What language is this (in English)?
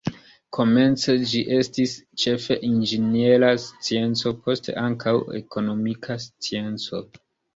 Esperanto